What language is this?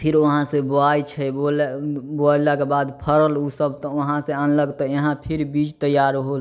Maithili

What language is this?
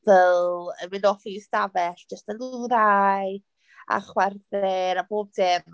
Welsh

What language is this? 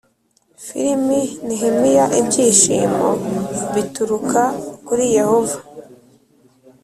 Kinyarwanda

